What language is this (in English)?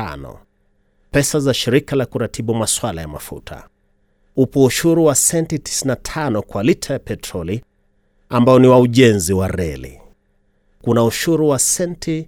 Swahili